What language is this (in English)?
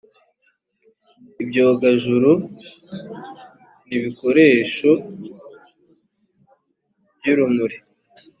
Kinyarwanda